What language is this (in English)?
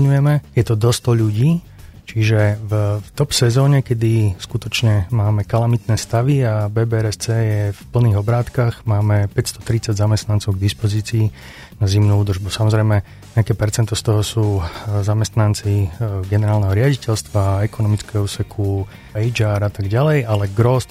Slovak